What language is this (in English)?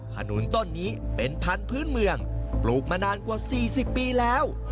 Thai